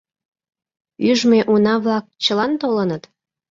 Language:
Mari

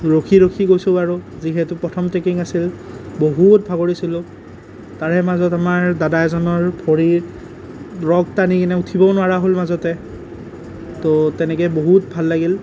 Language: Assamese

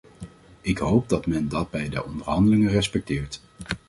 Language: Dutch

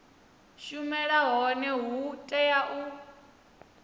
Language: Venda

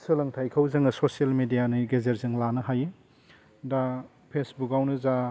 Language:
Bodo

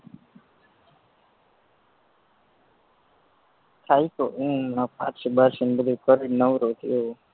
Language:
Gujarati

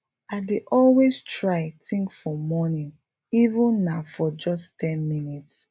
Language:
Nigerian Pidgin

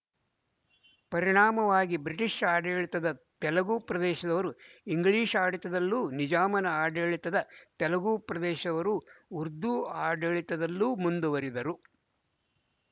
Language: Kannada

